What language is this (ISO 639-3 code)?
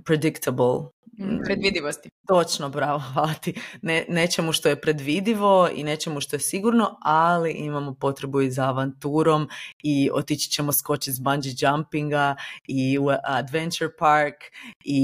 hrv